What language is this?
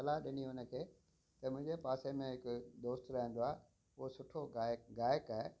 Sindhi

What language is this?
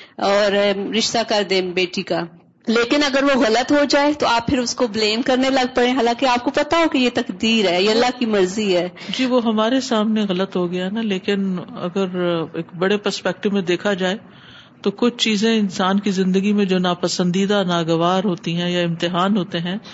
Urdu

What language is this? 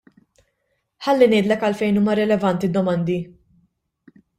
Maltese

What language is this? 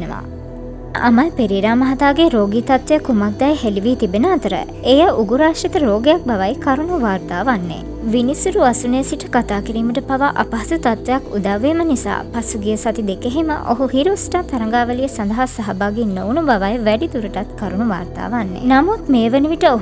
Sinhala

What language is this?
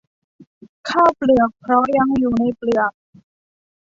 Thai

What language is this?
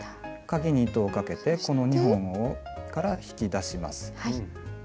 Japanese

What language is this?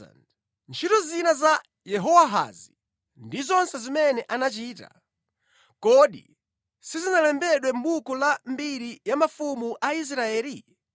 Nyanja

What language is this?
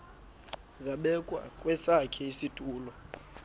Xhosa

